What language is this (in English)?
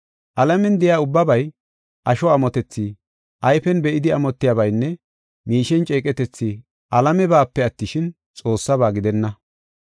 Gofa